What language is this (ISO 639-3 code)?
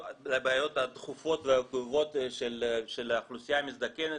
heb